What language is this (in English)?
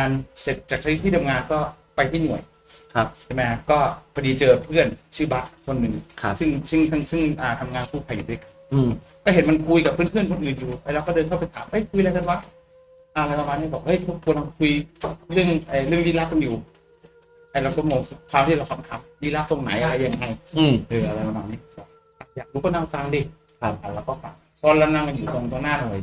Thai